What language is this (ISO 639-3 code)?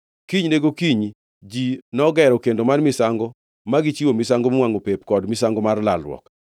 luo